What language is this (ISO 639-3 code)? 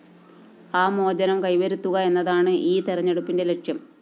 mal